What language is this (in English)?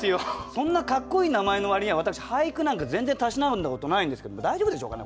Japanese